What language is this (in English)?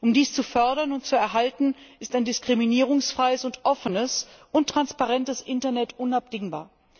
German